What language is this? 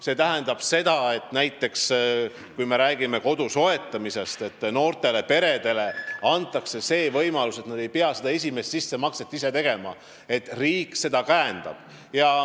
Estonian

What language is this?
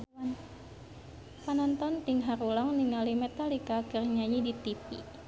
Sundanese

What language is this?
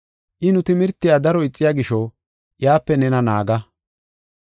Gofa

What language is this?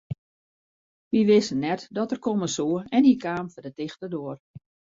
Western Frisian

